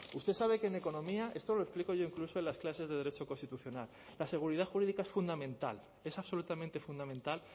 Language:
Spanish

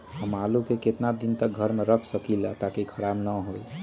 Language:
Magahi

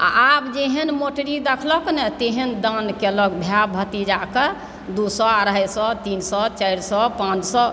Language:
Maithili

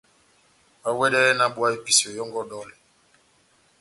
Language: Batanga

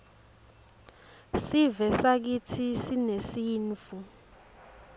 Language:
Swati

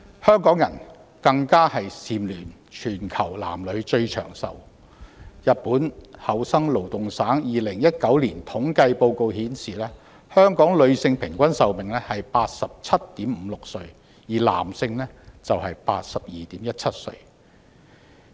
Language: Cantonese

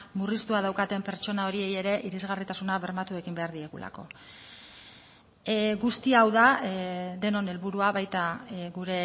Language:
Basque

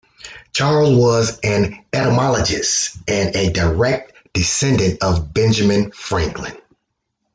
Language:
English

